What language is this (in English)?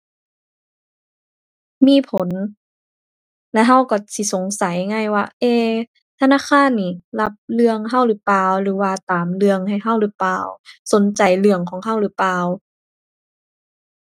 Thai